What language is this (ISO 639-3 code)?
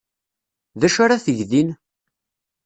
kab